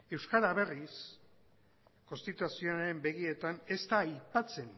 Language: Basque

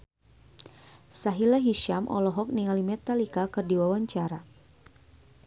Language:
Sundanese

